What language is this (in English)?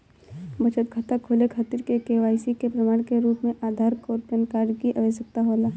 Bhojpuri